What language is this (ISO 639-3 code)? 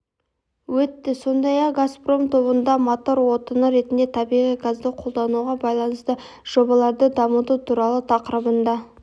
kaz